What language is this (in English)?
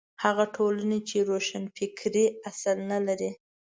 Pashto